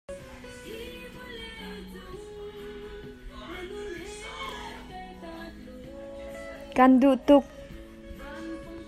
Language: Hakha Chin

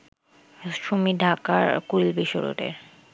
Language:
Bangla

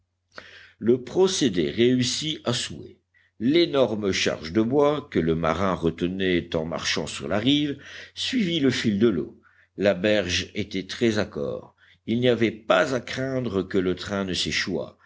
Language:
French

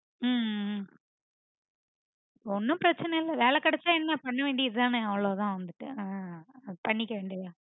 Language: Tamil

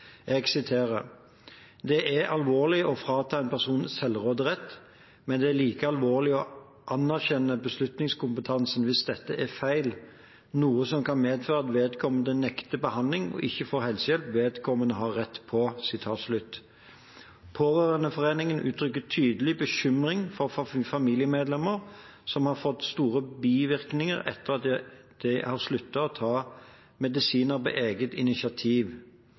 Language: Norwegian Bokmål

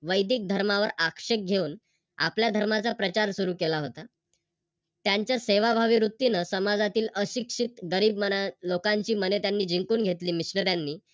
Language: Marathi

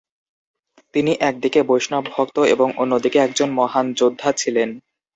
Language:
Bangla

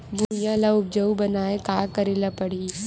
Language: Chhattisgarhi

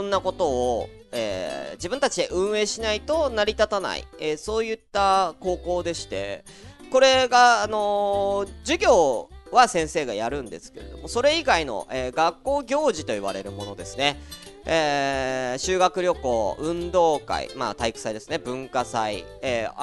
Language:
Japanese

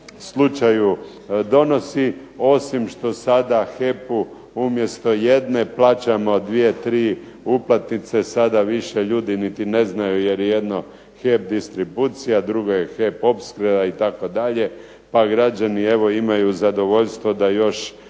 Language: Croatian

